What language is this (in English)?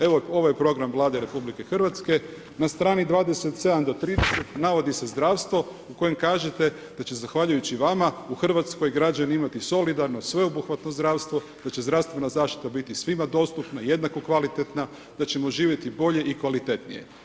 Croatian